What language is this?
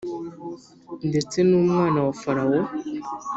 Kinyarwanda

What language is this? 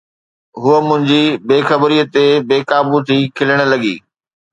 Sindhi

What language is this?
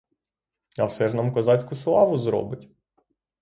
Ukrainian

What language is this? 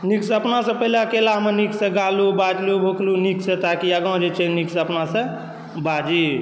Maithili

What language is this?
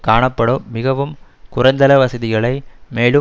Tamil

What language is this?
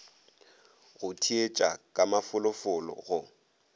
Northern Sotho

